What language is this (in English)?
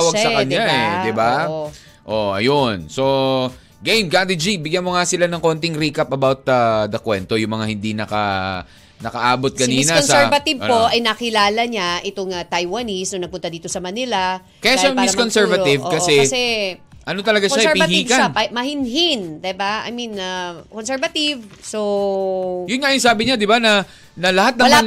Filipino